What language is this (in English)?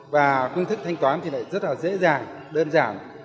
Vietnamese